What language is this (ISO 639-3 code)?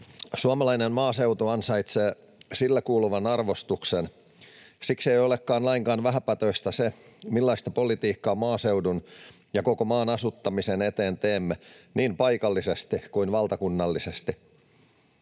fin